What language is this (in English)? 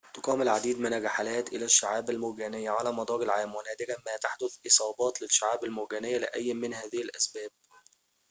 Arabic